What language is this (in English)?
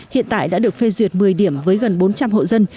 Vietnamese